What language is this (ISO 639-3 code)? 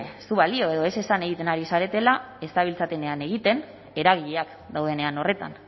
eus